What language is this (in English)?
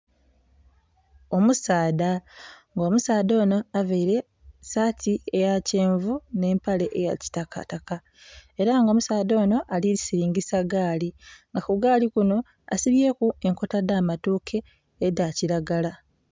Soga